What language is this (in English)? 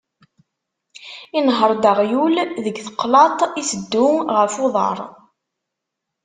Kabyle